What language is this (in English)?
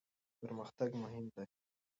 Pashto